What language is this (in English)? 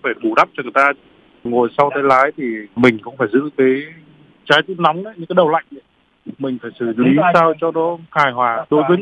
Vietnamese